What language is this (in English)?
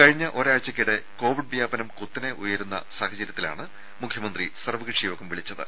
Malayalam